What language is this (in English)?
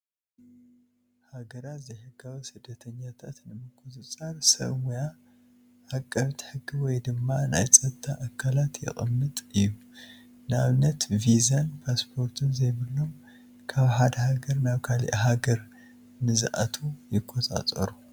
Tigrinya